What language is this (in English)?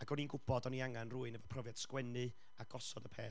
Welsh